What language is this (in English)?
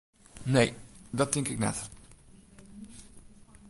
Western Frisian